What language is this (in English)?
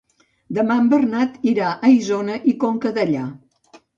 Catalan